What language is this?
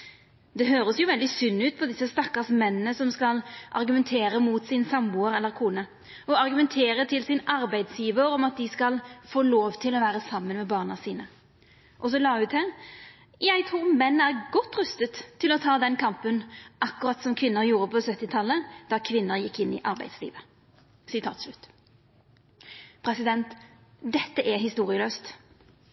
Norwegian Nynorsk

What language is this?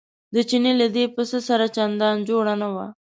Pashto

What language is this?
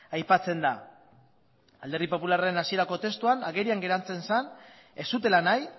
Basque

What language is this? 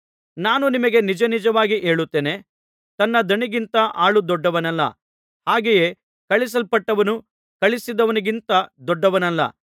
Kannada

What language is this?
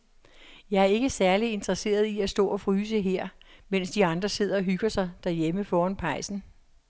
Danish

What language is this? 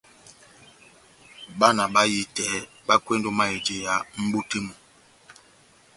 Batanga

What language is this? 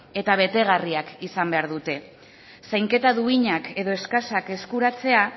Basque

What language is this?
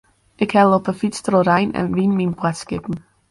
Western Frisian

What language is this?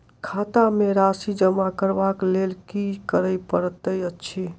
Maithili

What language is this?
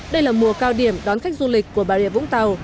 Vietnamese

